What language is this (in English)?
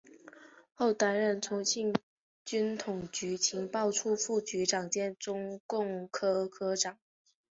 Chinese